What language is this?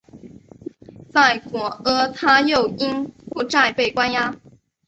Chinese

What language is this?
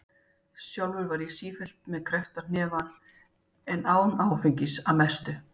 Icelandic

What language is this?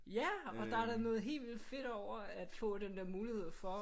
Danish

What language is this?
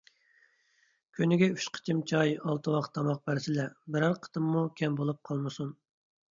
Uyghur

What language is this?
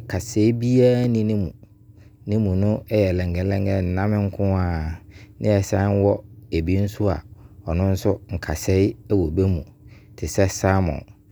Abron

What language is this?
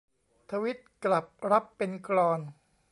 Thai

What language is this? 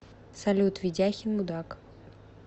Russian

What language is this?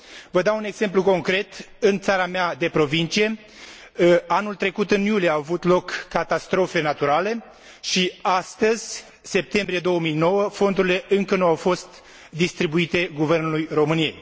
Romanian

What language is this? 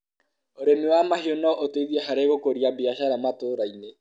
Kikuyu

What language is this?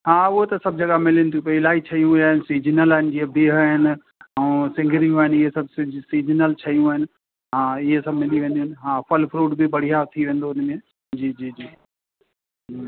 Sindhi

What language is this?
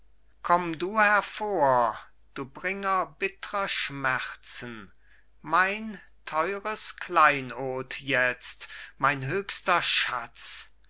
German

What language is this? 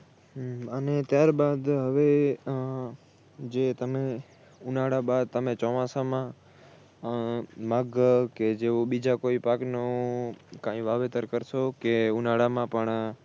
Gujarati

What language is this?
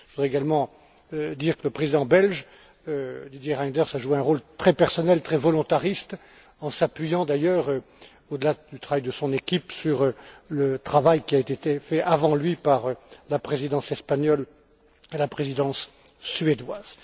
French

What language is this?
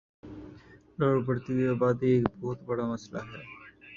Urdu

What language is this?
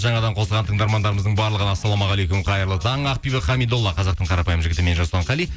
Kazakh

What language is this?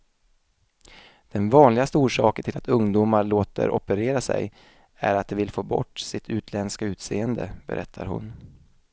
Swedish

